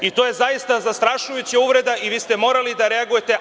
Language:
Serbian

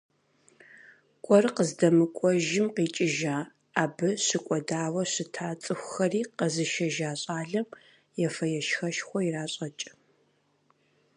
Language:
Kabardian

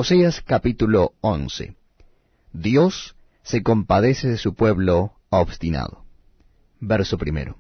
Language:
Spanish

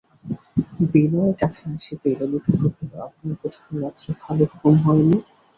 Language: Bangla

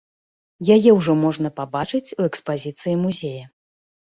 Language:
Belarusian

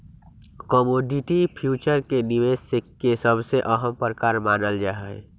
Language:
Magahi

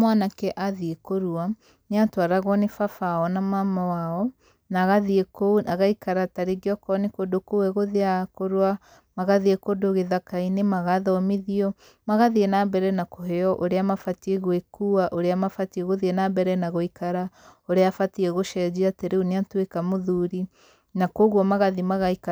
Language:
Kikuyu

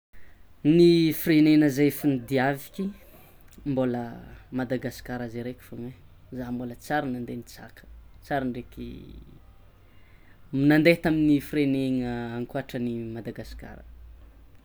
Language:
Tsimihety Malagasy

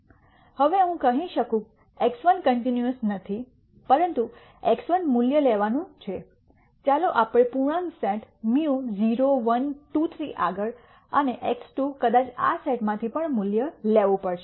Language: Gujarati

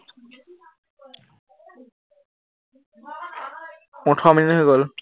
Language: Assamese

